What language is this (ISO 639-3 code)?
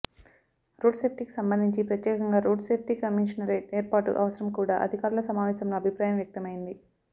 tel